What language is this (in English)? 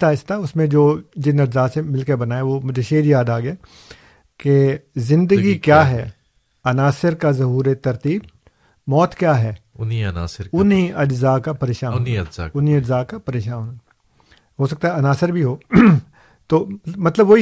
Urdu